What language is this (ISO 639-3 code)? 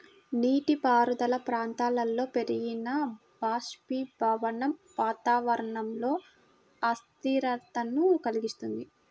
tel